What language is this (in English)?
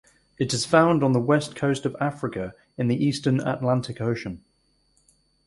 English